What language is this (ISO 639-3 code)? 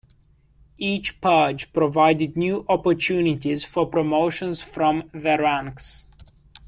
eng